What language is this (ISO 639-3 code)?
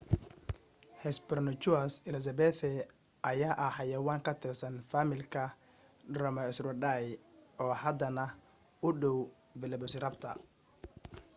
som